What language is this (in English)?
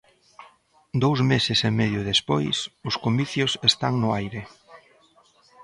Galician